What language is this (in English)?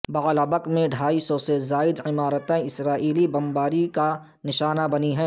Urdu